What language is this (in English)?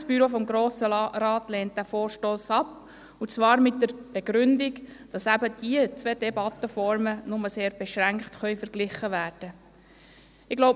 Swiss German